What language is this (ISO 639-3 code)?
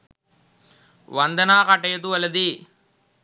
sin